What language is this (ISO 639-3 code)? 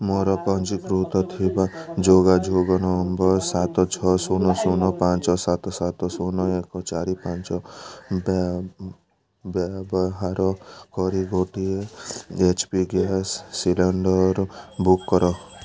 ori